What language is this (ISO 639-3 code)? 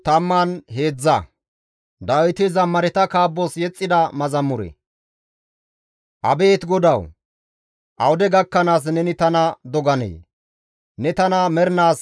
gmv